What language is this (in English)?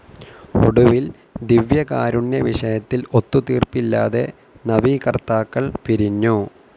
Malayalam